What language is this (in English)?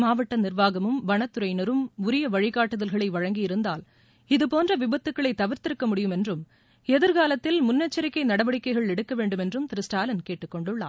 Tamil